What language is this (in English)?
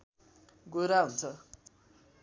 Nepali